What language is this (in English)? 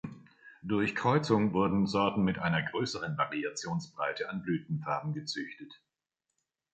German